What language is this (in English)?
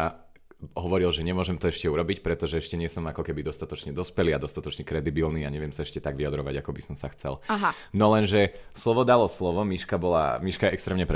Slovak